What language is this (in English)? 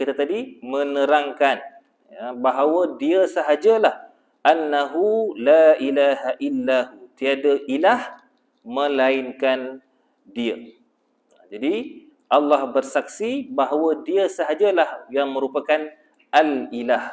Malay